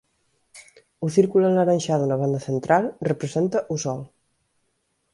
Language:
Galician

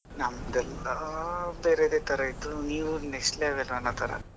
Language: Kannada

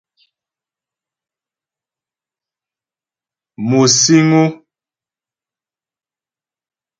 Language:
Ghomala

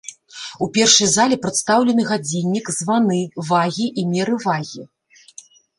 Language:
Belarusian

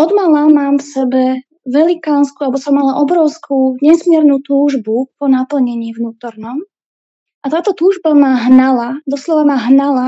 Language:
Slovak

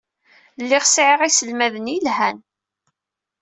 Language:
Kabyle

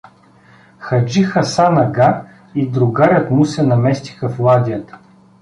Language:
Bulgarian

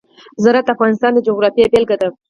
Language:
Pashto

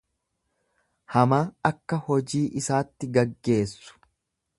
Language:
Oromo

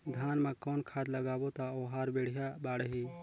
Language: Chhattisgarhi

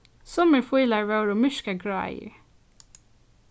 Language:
Faroese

